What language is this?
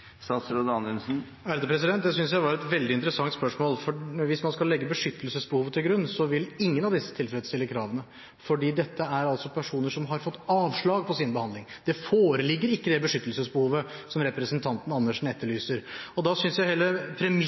Norwegian Bokmål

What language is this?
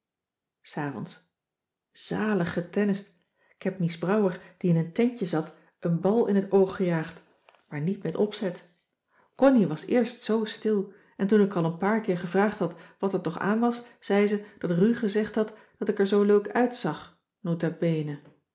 Dutch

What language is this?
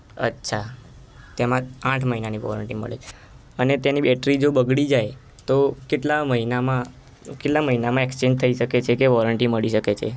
Gujarati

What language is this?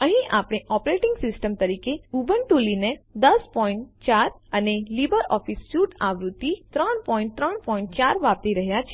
Gujarati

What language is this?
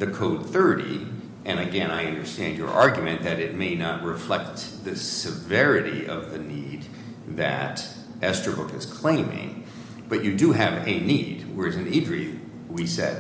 English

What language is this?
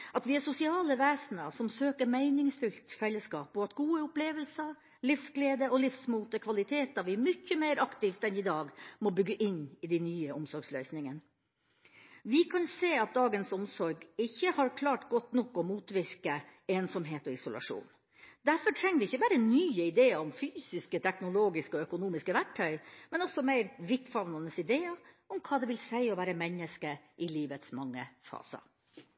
Norwegian Bokmål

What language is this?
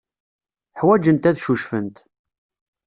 Kabyle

